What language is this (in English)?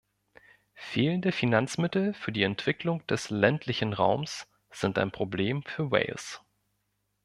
German